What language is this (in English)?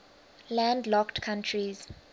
English